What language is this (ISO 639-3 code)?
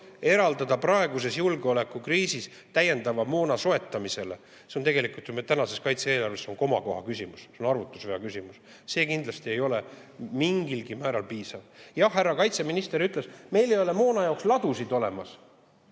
est